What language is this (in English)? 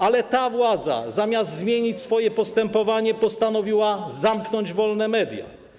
Polish